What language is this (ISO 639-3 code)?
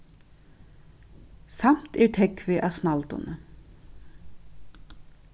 fao